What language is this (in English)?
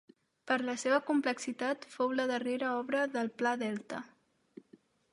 Catalan